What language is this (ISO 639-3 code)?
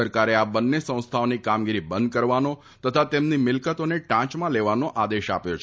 guj